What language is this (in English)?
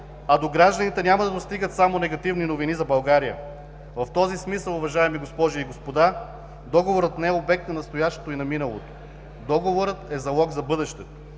Bulgarian